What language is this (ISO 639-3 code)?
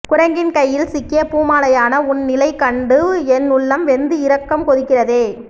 tam